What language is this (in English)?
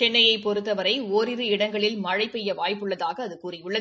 Tamil